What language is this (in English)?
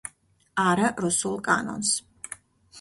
Georgian